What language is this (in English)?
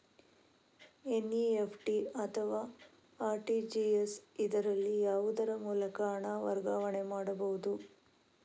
Kannada